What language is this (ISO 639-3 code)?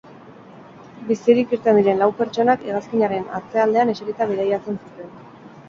eus